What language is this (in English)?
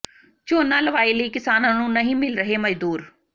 Punjabi